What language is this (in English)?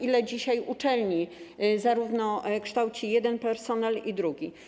Polish